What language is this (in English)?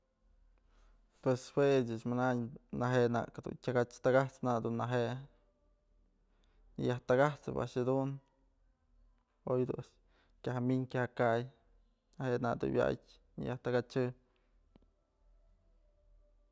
Mazatlán Mixe